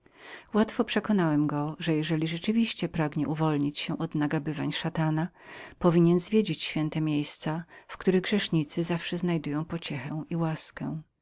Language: Polish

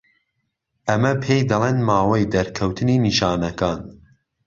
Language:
Central Kurdish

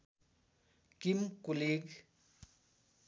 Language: Nepali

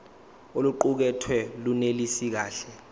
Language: Zulu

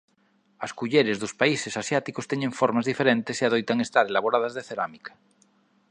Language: Galician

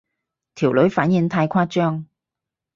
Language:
Cantonese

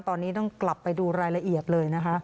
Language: Thai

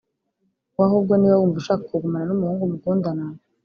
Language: Kinyarwanda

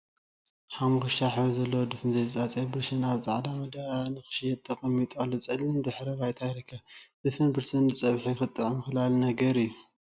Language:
Tigrinya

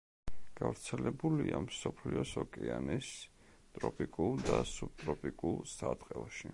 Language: Georgian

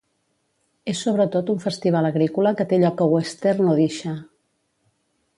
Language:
Catalan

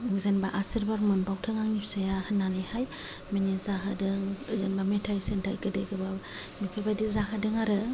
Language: Bodo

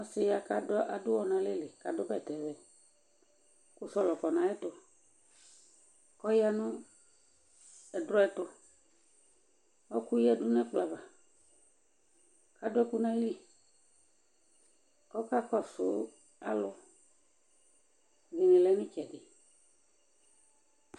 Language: Ikposo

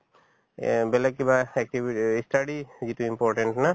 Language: Assamese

